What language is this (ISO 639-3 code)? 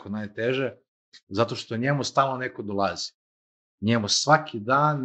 hrv